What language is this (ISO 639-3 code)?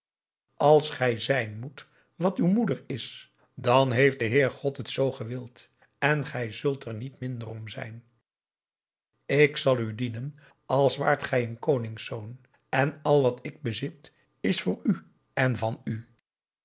nld